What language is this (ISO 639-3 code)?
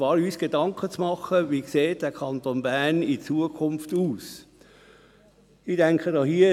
gsw